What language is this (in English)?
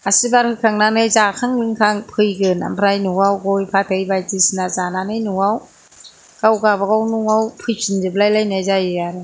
Bodo